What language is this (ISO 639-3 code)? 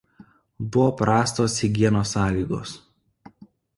lit